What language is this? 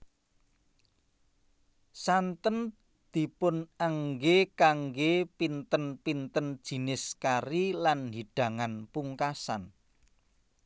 Javanese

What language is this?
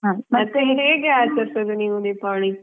Kannada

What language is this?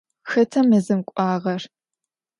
Adyghe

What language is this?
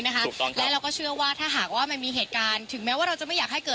Thai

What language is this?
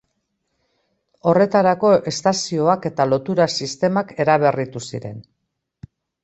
Basque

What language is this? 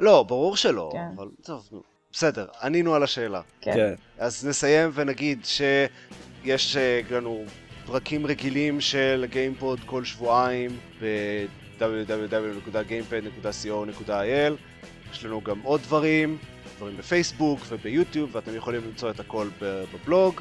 Hebrew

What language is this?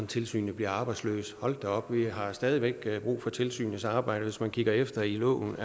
Danish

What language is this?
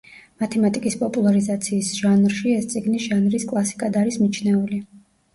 Georgian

